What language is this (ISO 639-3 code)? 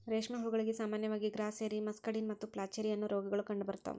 kan